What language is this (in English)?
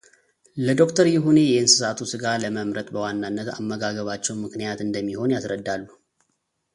Amharic